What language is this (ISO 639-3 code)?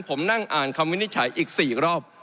tha